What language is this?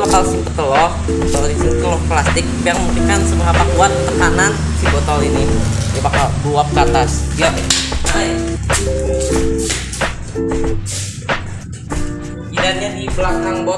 Indonesian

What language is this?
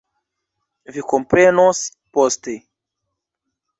Esperanto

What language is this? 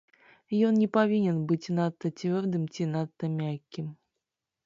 Belarusian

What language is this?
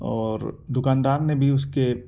Urdu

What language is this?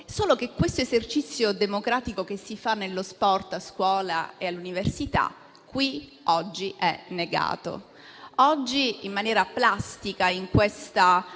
Italian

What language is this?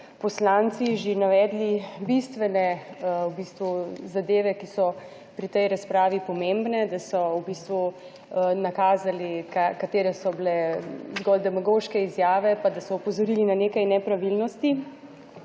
Slovenian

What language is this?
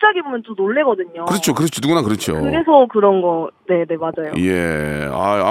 Korean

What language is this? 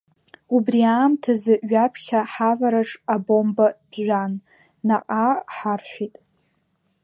Abkhazian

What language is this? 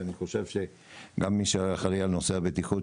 Hebrew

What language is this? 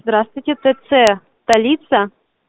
Russian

